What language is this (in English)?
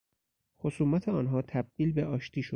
Persian